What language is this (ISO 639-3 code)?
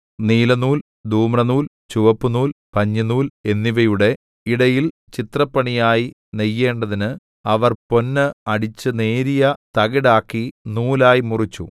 mal